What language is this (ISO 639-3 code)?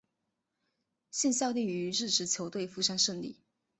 zho